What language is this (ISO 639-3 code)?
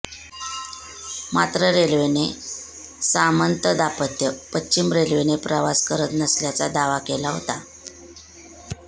mar